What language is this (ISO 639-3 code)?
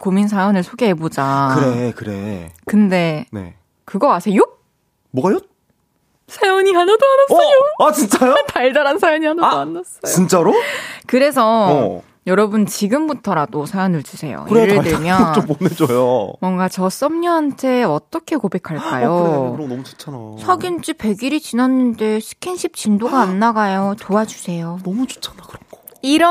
kor